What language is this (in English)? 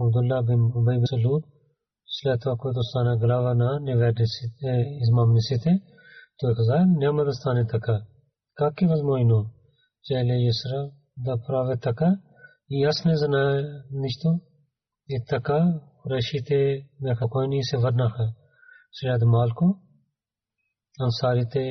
Bulgarian